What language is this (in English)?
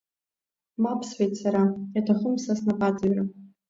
Abkhazian